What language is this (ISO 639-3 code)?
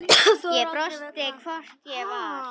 isl